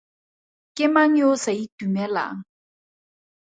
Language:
Tswana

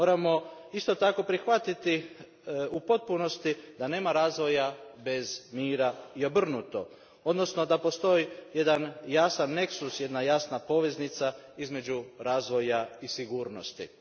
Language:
Croatian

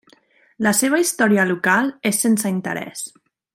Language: Catalan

